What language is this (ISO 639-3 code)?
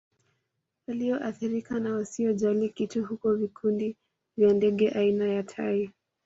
swa